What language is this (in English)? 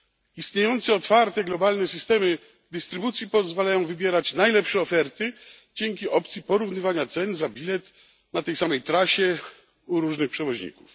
Polish